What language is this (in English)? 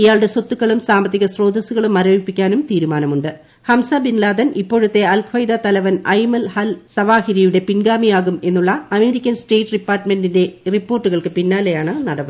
Malayalam